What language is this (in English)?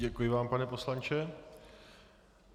Czech